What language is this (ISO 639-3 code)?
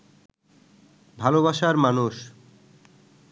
ben